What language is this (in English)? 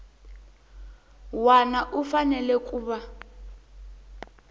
Tsonga